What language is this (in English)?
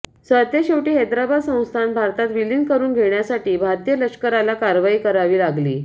Marathi